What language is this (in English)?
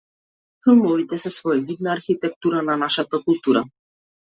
Macedonian